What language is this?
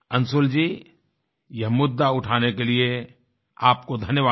Hindi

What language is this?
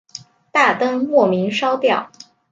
Chinese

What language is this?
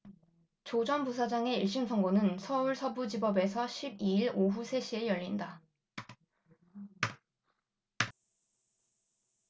Korean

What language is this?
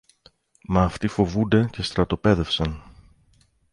Greek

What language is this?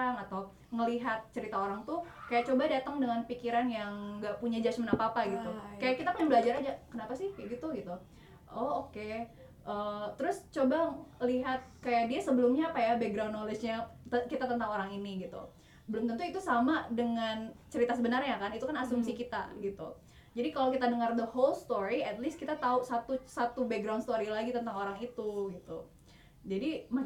Indonesian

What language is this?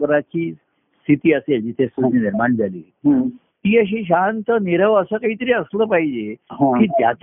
Marathi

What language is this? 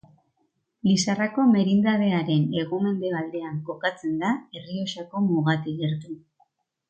Basque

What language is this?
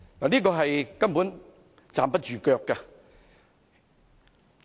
Cantonese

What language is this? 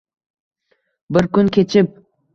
Uzbek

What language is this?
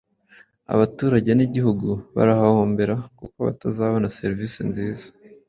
Kinyarwanda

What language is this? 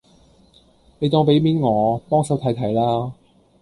Cantonese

